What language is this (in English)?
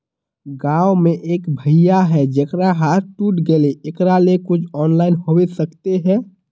Magahi